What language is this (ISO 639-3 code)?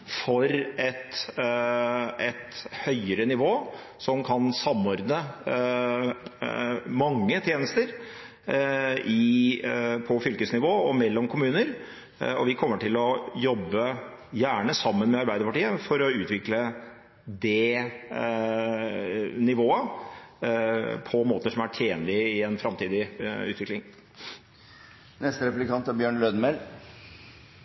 nor